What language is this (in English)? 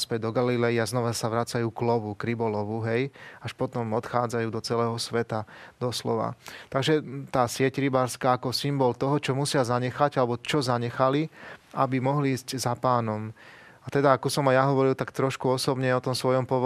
Slovak